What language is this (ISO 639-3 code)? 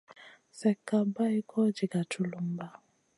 mcn